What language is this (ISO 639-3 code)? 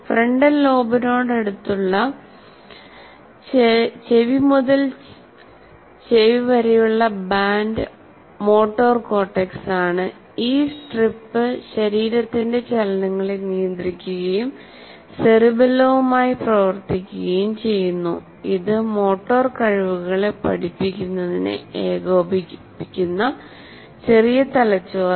mal